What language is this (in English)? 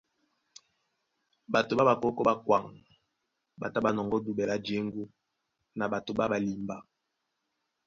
Duala